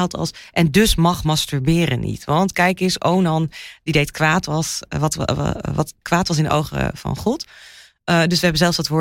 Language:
Dutch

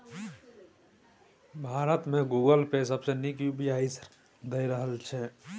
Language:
Maithili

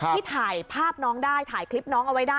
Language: Thai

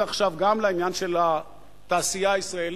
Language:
Hebrew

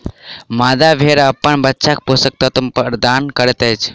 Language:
Maithili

